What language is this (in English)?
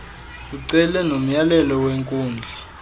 Xhosa